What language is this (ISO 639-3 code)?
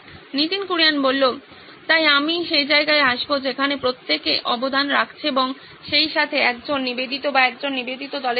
ben